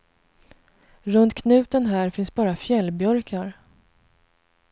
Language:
Swedish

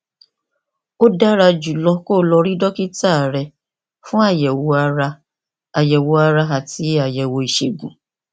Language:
Yoruba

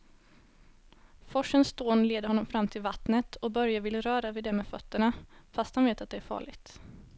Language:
Swedish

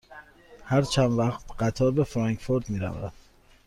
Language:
Persian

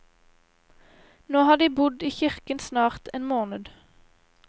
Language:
Norwegian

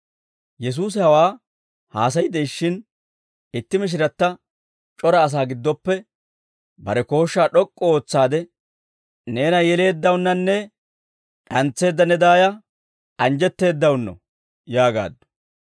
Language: Dawro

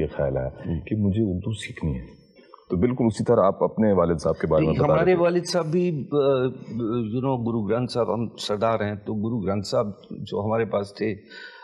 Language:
Urdu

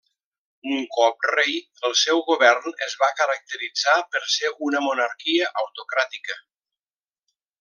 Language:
Catalan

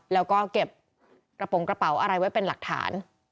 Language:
Thai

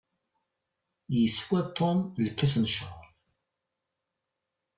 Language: Kabyle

